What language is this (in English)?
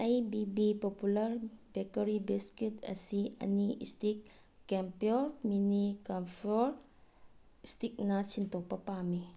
Manipuri